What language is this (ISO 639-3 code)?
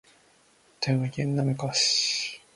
jpn